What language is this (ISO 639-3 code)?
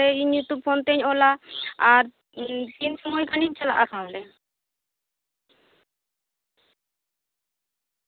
sat